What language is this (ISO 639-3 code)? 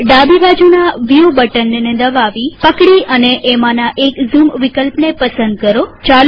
guj